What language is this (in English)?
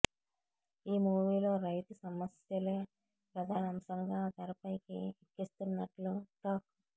Telugu